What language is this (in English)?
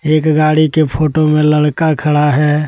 Hindi